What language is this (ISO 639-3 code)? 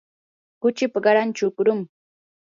qur